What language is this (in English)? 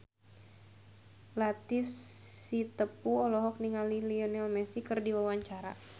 Sundanese